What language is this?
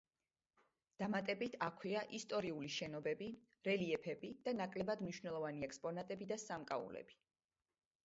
Georgian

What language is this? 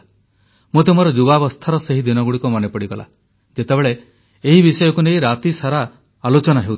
Odia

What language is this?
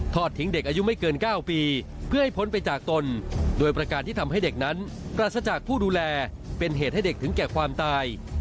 Thai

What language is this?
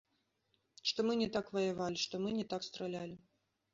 Belarusian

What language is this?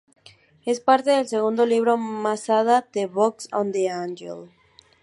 Spanish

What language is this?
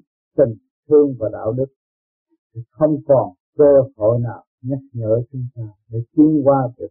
Vietnamese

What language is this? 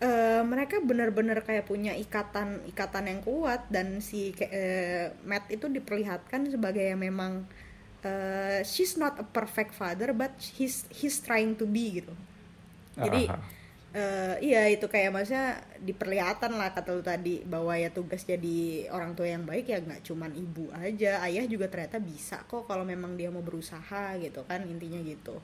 Indonesian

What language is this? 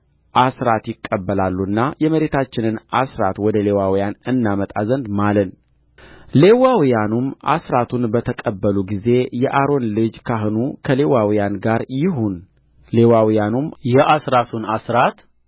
Amharic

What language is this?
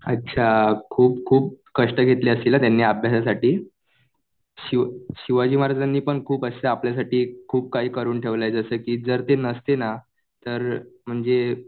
Marathi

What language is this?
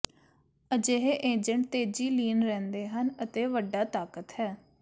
Punjabi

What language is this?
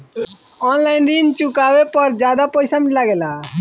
Bhojpuri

